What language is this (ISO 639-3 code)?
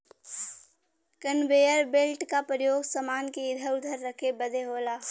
bho